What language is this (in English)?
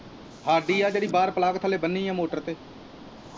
Punjabi